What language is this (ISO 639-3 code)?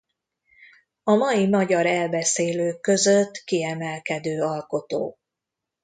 hun